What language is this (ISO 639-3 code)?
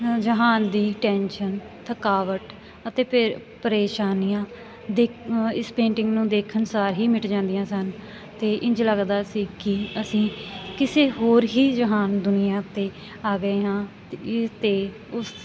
pan